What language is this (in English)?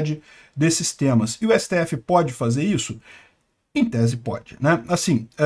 Portuguese